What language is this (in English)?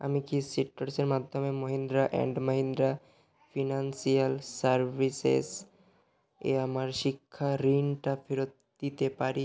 Bangla